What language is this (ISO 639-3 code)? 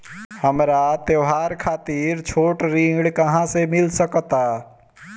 bho